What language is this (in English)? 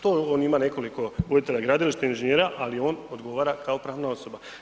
Croatian